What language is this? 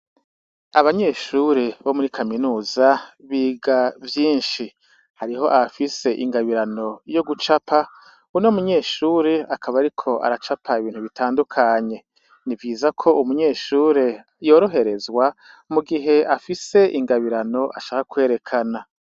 Rundi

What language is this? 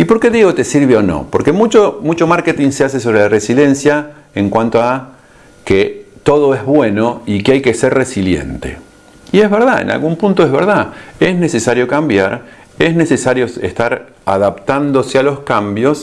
Spanish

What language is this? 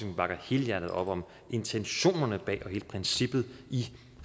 Danish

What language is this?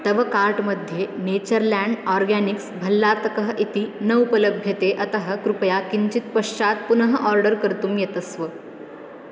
Sanskrit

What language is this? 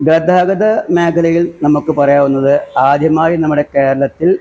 Malayalam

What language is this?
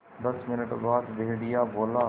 Hindi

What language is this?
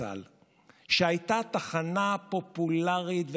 Hebrew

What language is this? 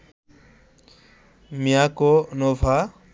Bangla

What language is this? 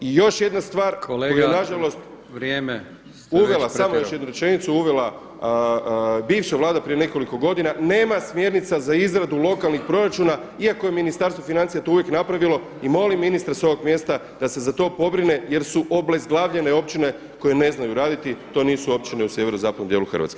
Croatian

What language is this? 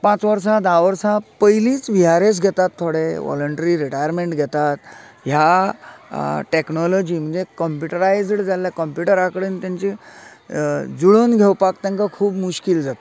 Konkani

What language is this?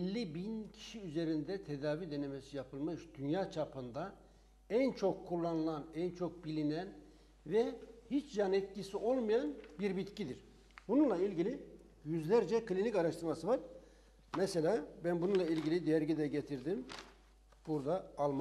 Turkish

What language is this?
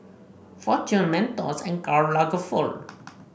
English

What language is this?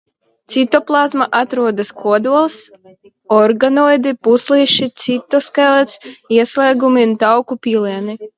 Latvian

